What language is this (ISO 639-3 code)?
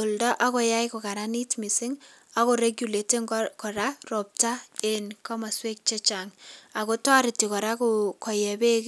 kln